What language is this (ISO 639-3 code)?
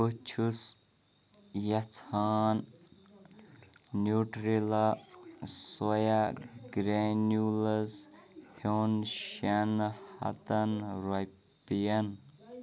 kas